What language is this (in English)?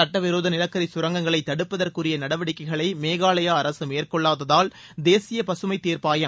Tamil